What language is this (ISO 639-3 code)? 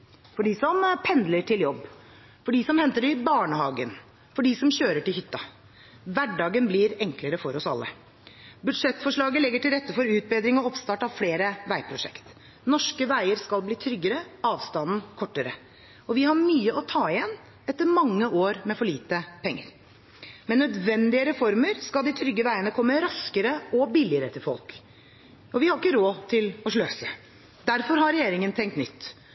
nob